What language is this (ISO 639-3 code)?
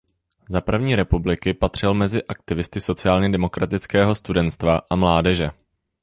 ces